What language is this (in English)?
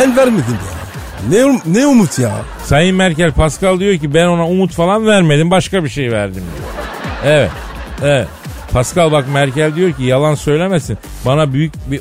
Turkish